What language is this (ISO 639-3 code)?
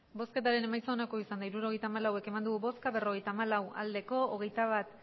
eus